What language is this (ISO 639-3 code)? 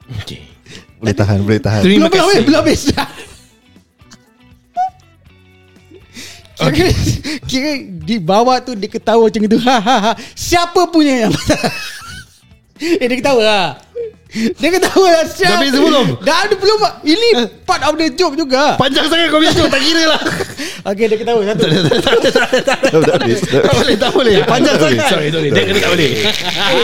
msa